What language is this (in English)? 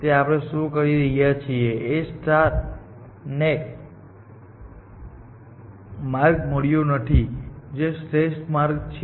Gujarati